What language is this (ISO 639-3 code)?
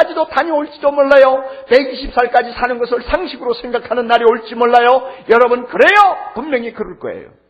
kor